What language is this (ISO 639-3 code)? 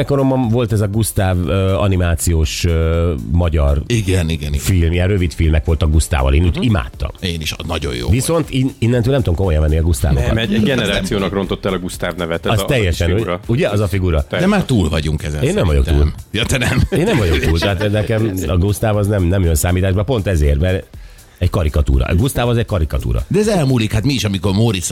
hun